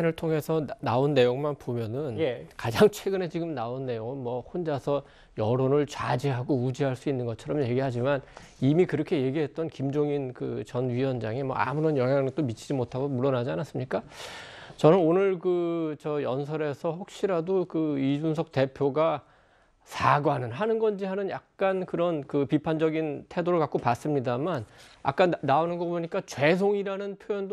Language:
Korean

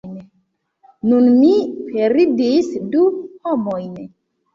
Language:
Esperanto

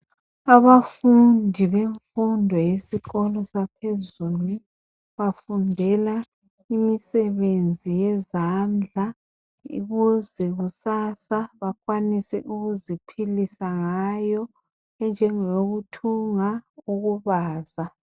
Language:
North Ndebele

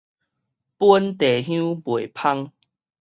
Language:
Min Nan Chinese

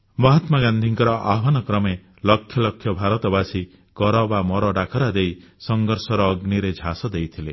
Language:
Odia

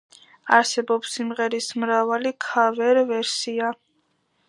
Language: Georgian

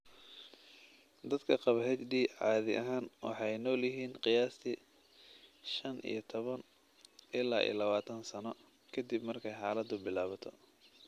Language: Somali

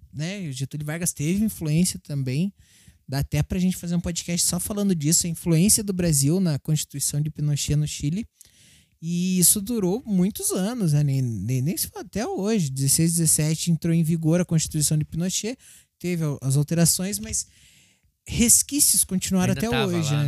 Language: Portuguese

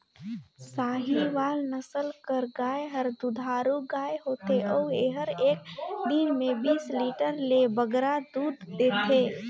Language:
Chhattisgarhi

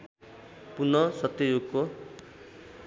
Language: Nepali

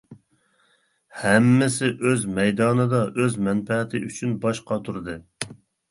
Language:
Uyghur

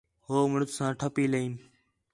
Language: Khetrani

